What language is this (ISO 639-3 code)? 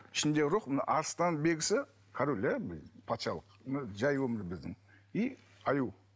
kaz